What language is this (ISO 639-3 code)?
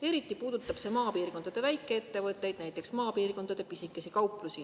est